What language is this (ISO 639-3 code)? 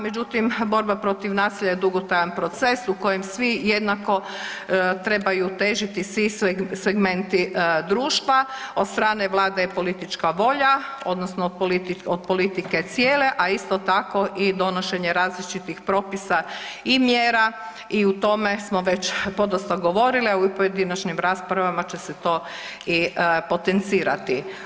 hrv